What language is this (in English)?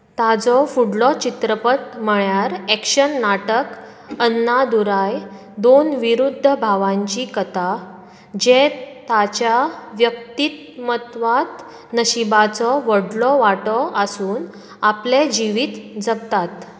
Konkani